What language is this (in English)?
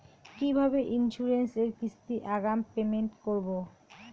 Bangla